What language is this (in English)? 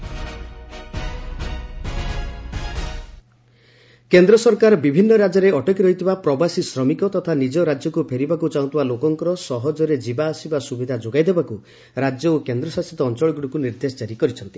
Odia